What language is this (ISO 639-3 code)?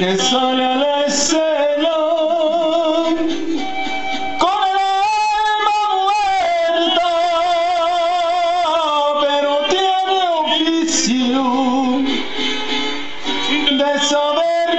tur